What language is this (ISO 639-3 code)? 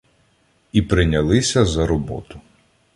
ukr